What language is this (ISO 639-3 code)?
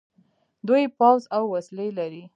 pus